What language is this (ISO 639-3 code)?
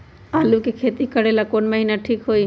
mag